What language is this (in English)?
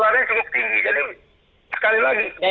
Indonesian